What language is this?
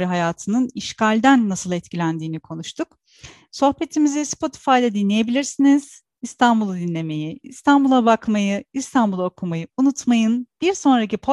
Turkish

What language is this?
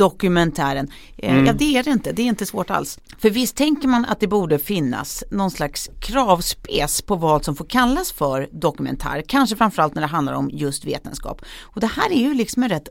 Swedish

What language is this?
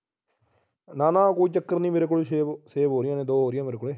Punjabi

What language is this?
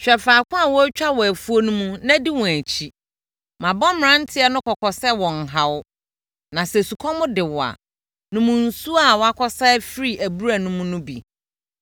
Akan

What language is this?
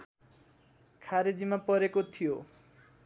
Nepali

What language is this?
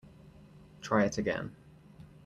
English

